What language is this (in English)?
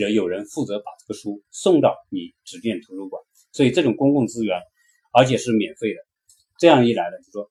Chinese